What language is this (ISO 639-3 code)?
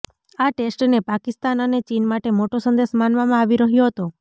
guj